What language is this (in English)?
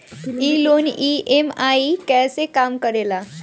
Bhojpuri